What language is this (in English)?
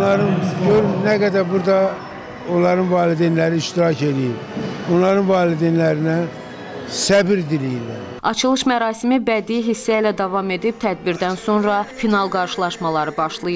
Turkish